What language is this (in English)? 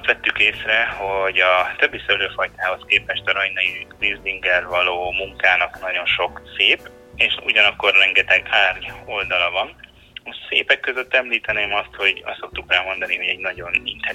Hungarian